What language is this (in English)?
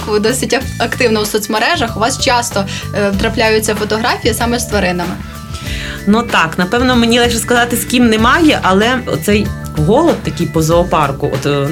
Ukrainian